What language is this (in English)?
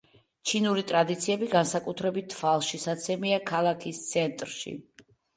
Georgian